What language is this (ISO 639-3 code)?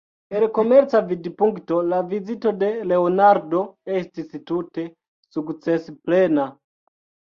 epo